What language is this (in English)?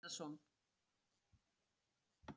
Icelandic